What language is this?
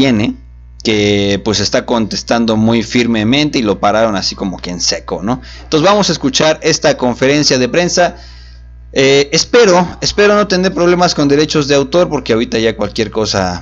Spanish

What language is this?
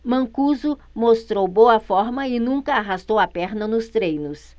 Portuguese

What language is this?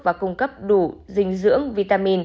Vietnamese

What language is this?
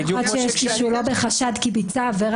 Hebrew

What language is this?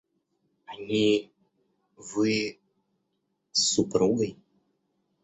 Russian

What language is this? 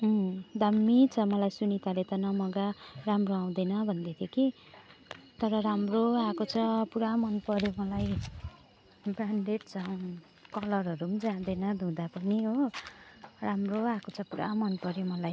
Nepali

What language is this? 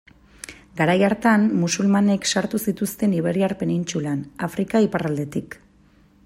Basque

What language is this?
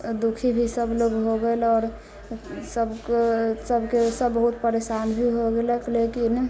Maithili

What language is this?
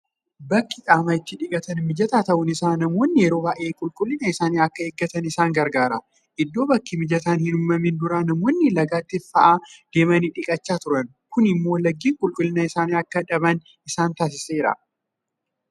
Oromo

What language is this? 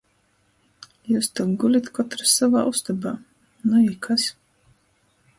Latgalian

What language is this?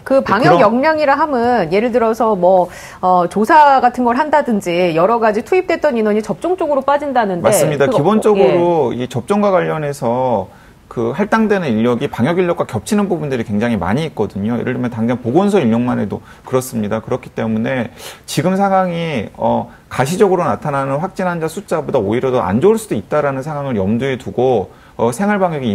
Korean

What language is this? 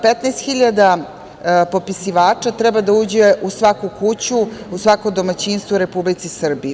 Serbian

